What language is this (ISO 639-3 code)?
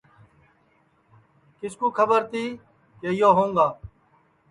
ssi